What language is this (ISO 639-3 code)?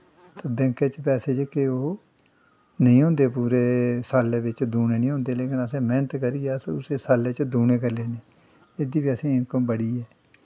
doi